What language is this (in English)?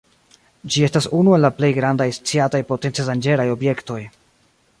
Esperanto